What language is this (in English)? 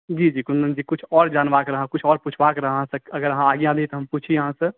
Maithili